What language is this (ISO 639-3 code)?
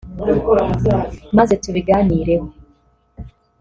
kin